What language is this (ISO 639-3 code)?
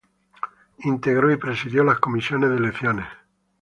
spa